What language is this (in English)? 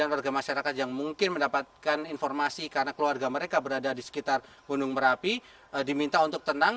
Indonesian